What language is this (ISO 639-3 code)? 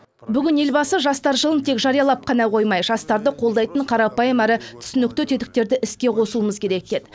kaz